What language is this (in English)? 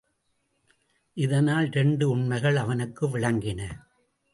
Tamil